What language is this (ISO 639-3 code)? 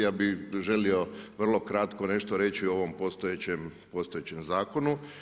hrv